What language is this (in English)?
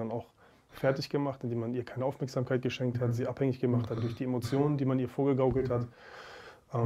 German